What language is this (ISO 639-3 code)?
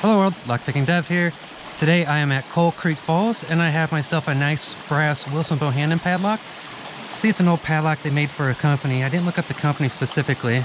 eng